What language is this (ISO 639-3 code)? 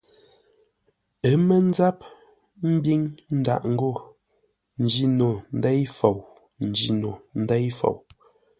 nla